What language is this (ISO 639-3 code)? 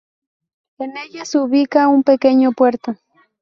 spa